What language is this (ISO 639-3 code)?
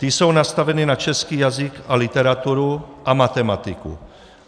ces